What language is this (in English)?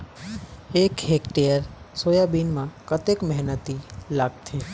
Chhattisgarhi